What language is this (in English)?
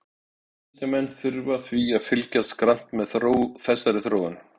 Icelandic